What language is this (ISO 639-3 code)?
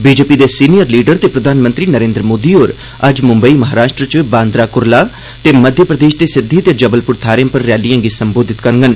doi